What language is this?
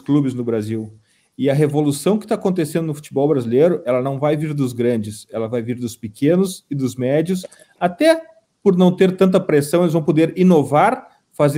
Portuguese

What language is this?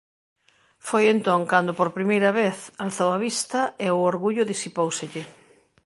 Galician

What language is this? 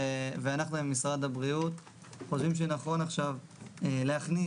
Hebrew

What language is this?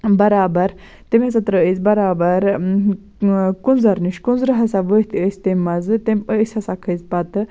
Kashmiri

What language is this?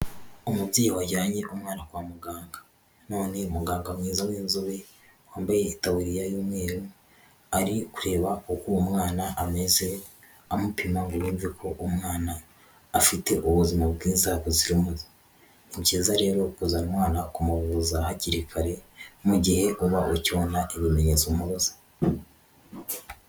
Kinyarwanda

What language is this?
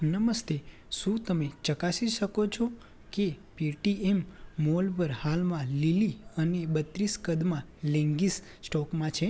Gujarati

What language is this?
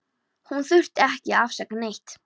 Icelandic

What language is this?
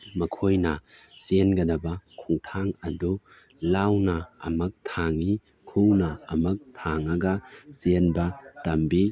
Manipuri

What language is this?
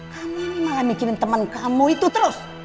Indonesian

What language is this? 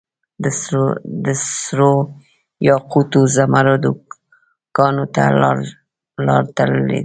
Pashto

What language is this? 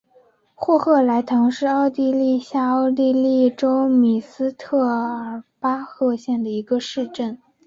Chinese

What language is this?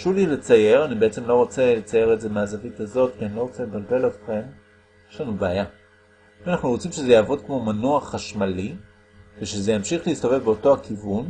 Hebrew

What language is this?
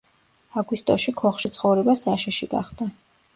Georgian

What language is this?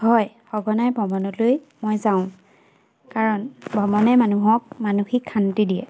Assamese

